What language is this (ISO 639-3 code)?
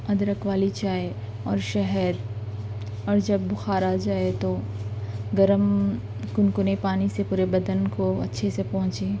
urd